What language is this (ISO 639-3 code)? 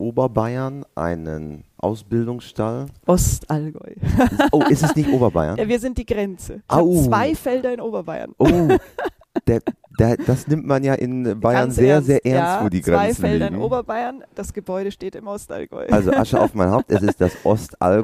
deu